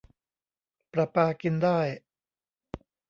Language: Thai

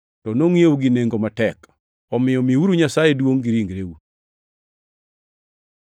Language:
Luo (Kenya and Tanzania)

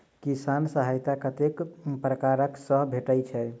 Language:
Maithili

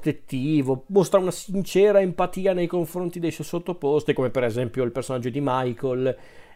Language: Italian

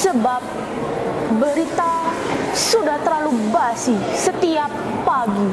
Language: Indonesian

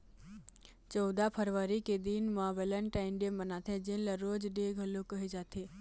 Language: Chhattisgarhi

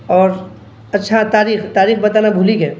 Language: Urdu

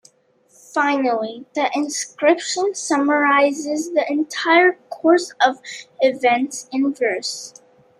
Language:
English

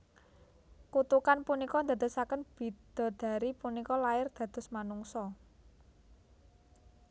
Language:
Javanese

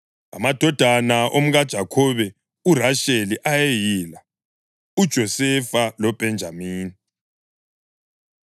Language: North Ndebele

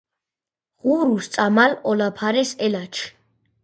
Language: Georgian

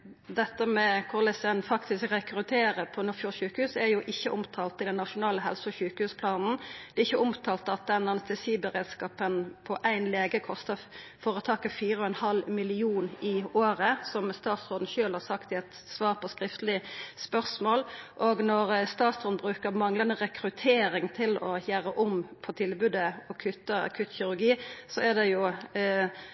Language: Norwegian Nynorsk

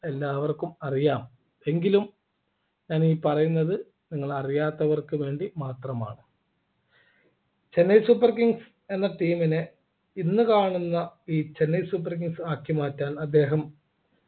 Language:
Malayalam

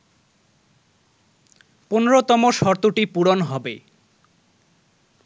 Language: Bangla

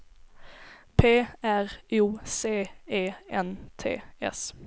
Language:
Swedish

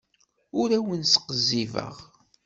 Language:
Kabyle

